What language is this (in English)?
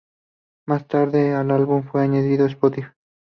Spanish